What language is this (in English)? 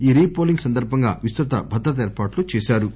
Telugu